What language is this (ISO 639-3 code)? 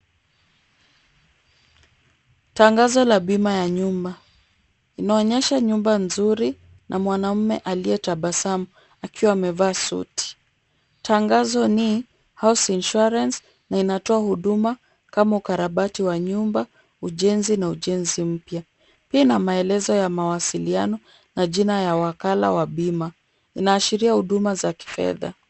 swa